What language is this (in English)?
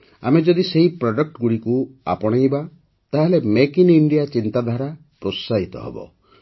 Odia